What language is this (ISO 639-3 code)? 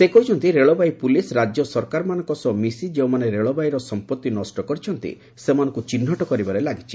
ori